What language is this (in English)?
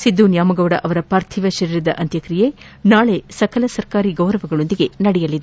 Kannada